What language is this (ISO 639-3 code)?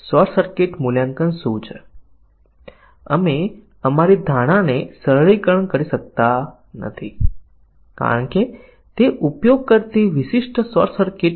guj